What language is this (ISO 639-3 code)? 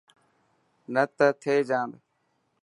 mki